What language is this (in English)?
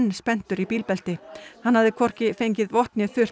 Icelandic